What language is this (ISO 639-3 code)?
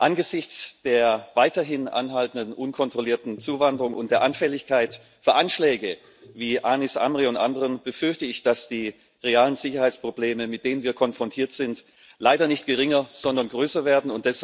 deu